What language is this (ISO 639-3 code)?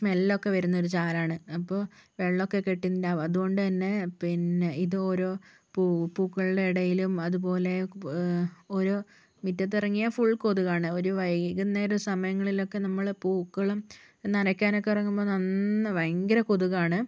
mal